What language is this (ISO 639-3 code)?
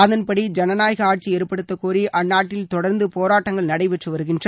tam